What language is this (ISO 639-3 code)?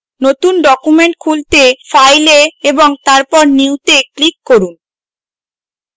ben